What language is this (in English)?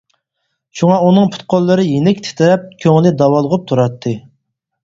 Uyghur